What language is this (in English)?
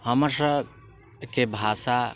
Maithili